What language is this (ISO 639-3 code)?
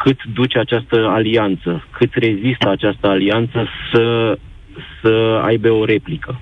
ron